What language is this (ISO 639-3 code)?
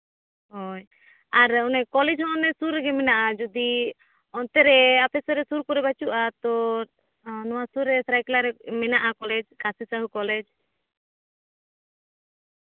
sat